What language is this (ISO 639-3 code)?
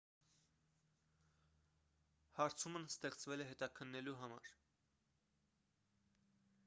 hye